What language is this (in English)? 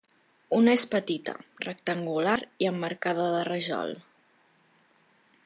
Catalan